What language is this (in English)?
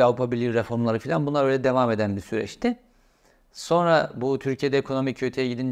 Turkish